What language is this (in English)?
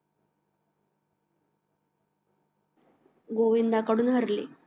Marathi